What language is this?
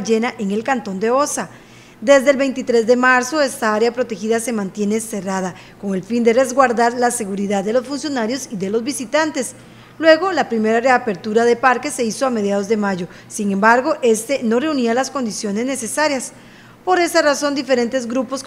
Spanish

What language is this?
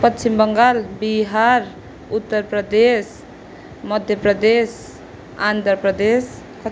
Nepali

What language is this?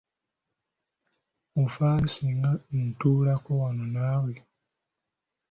Ganda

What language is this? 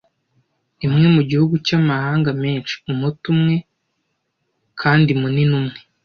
Kinyarwanda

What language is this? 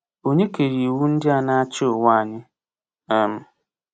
Igbo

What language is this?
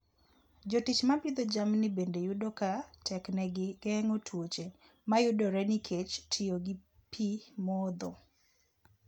Luo (Kenya and Tanzania)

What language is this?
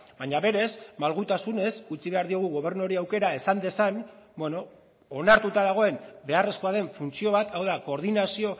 Basque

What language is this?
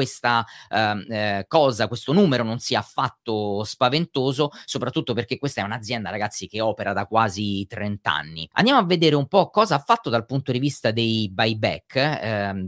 Italian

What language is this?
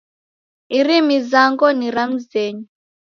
Taita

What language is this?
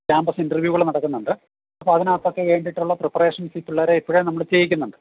Malayalam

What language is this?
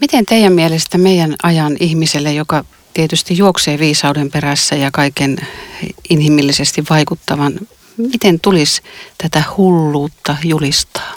Finnish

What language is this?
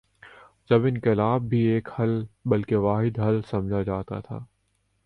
Urdu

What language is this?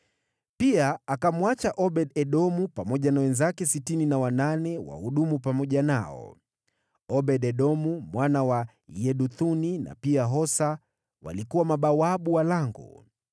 Swahili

